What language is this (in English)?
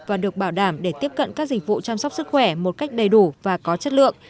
Vietnamese